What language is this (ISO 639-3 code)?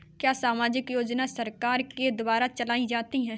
hin